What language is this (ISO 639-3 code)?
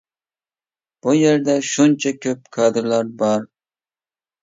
uig